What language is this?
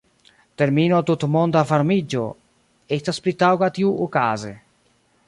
Esperanto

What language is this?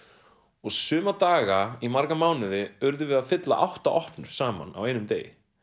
Icelandic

